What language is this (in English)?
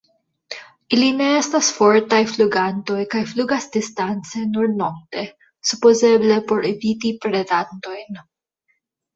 Esperanto